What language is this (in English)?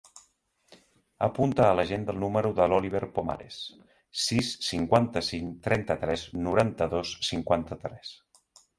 Catalan